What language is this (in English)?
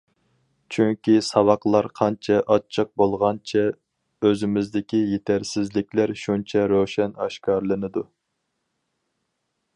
Uyghur